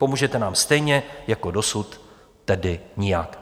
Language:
Czech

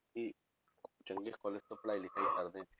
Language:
Punjabi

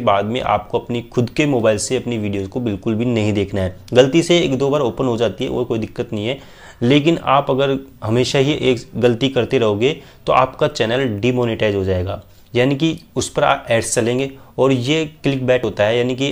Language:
Hindi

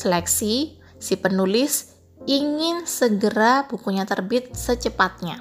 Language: Indonesian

